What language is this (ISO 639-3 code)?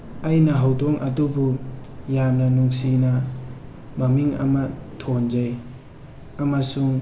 mni